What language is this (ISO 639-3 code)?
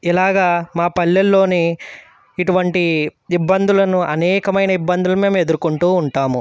tel